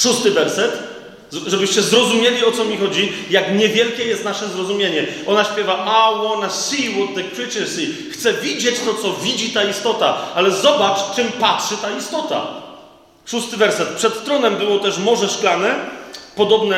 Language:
Polish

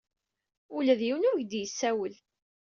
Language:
Kabyle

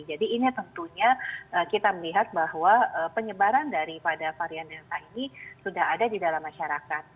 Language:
Indonesian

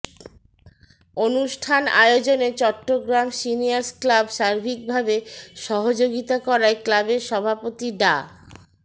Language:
Bangla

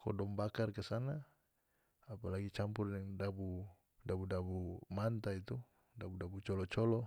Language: North Moluccan Malay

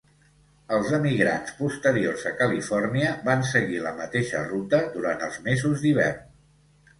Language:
Catalan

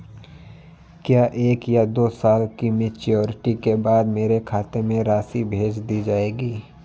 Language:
Hindi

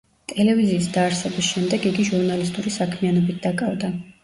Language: Georgian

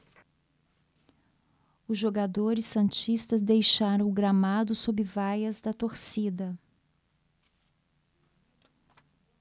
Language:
Portuguese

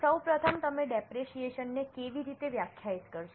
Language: Gujarati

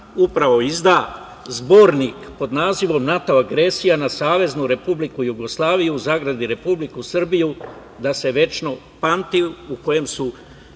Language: Serbian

